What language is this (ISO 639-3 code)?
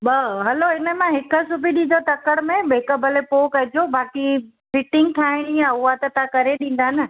snd